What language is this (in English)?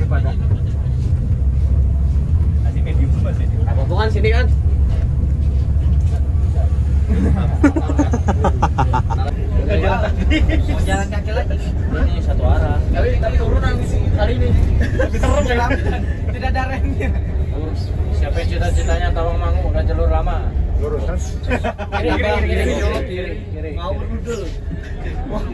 Indonesian